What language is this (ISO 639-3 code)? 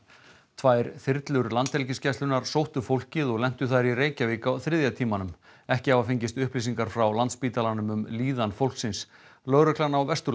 isl